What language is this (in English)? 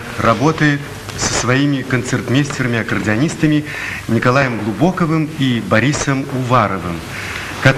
Russian